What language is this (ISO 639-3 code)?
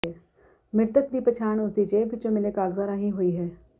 pan